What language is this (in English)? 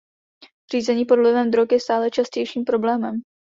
Czech